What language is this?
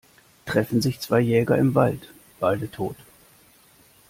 German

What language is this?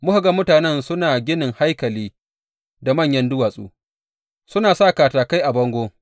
Hausa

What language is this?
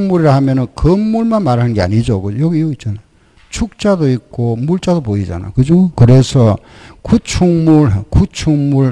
Korean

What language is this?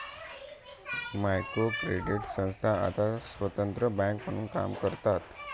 Marathi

